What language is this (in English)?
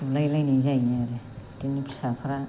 Bodo